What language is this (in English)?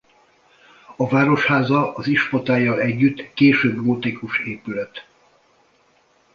Hungarian